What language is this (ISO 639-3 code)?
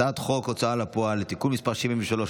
heb